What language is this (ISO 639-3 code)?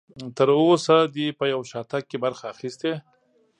pus